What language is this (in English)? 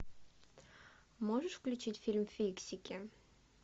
Russian